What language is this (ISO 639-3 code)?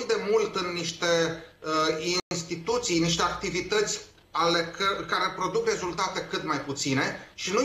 ron